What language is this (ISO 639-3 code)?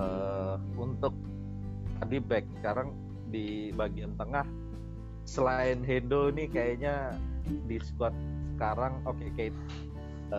ind